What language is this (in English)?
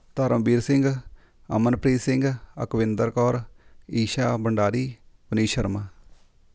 Punjabi